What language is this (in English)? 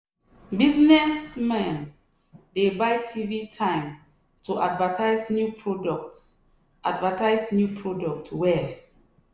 Nigerian Pidgin